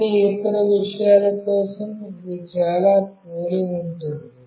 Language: Telugu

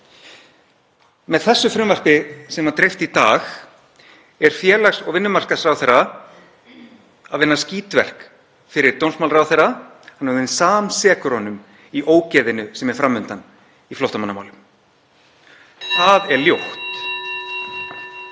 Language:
Icelandic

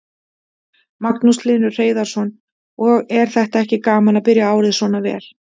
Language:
Icelandic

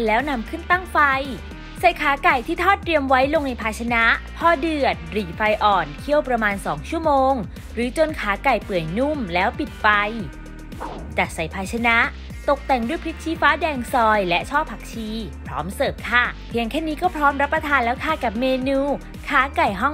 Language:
Thai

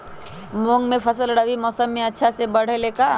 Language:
Magahi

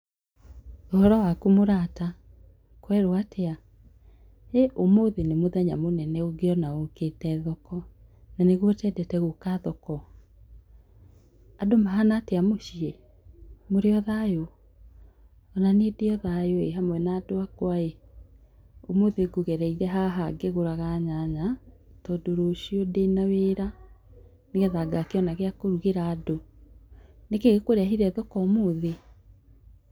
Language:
Kikuyu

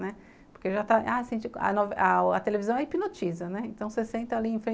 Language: Portuguese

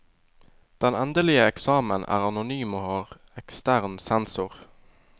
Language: Norwegian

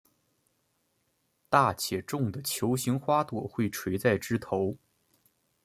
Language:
Chinese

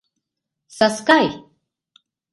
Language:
Mari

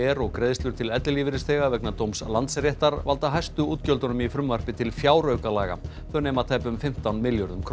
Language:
Icelandic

